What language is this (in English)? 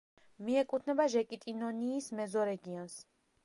Georgian